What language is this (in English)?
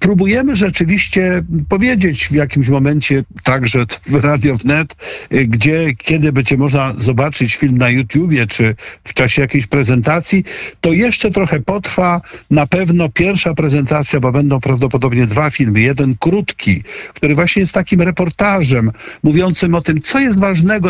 Polish